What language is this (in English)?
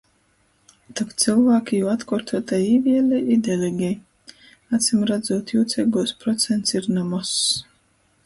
Latgalian